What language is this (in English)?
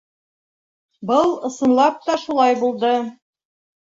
Bashkir